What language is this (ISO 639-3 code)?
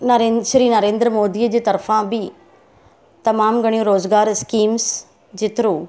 snd